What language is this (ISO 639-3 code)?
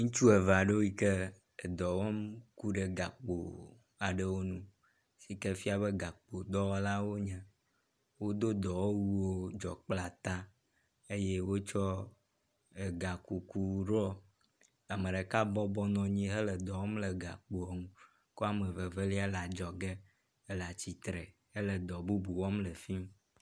ewe